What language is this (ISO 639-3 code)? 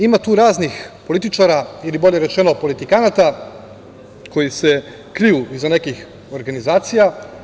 srp